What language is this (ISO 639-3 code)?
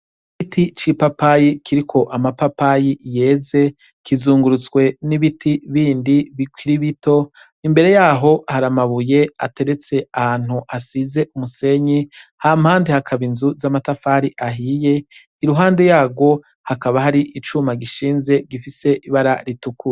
run